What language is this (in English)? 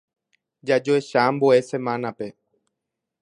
Guarani